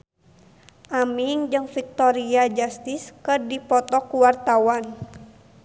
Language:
Sundanese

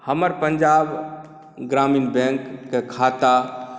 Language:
Maithili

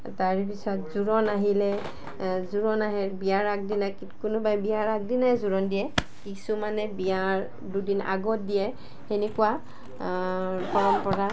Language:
Assamese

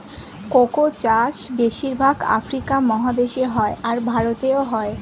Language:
Bangla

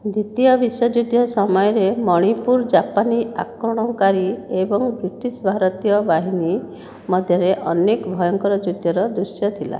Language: Odia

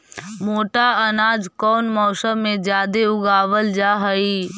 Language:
Magahi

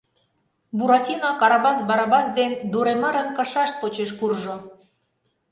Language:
Mari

